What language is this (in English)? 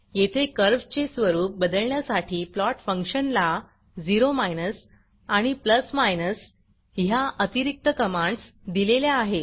Marathi